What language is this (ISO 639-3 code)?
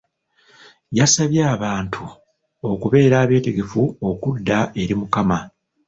lug